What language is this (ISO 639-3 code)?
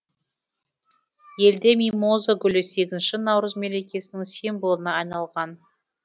kaz